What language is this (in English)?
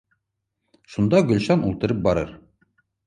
Bashkir